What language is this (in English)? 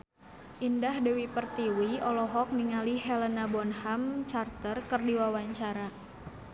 Sundanese